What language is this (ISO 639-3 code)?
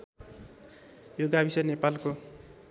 nep